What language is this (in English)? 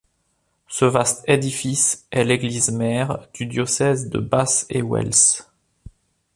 French